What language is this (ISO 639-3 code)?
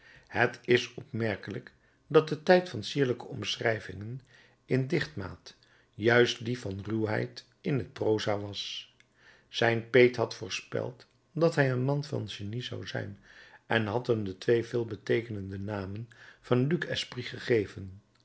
nld